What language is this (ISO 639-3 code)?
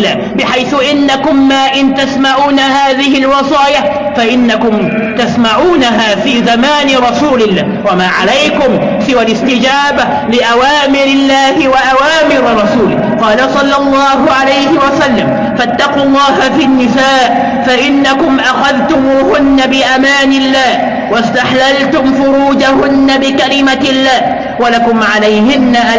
ara